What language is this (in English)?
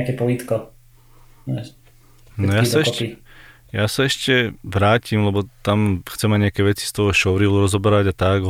Slovak